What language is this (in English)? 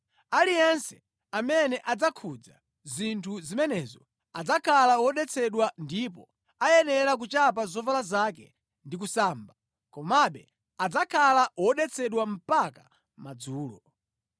Nyanja